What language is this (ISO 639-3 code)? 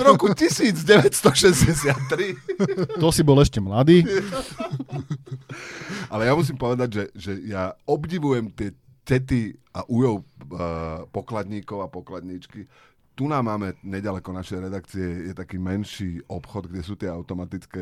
slk